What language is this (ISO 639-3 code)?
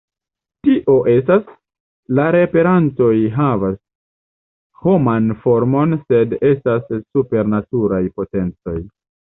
epo